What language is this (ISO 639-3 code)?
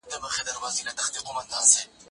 pus